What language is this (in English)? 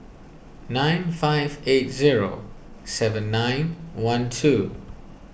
English